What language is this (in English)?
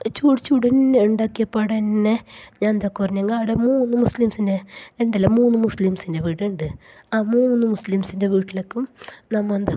Malayalam